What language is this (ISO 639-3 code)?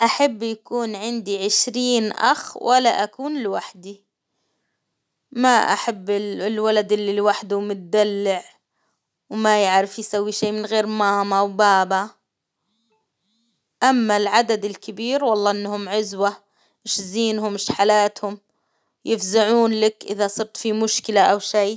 acw